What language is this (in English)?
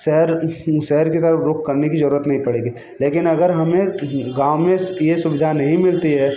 Hindi